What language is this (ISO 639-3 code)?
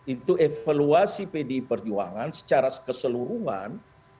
ind